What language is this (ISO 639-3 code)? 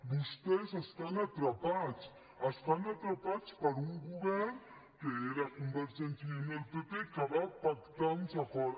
cat